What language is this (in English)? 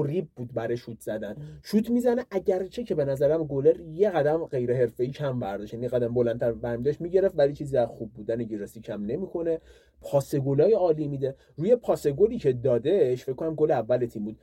Persian